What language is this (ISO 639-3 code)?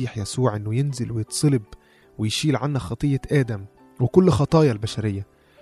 ara